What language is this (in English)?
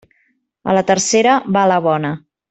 Catalan